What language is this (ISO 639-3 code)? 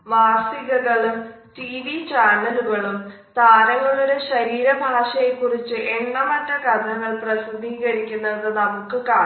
mal